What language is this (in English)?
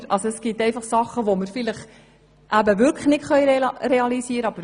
Swiss German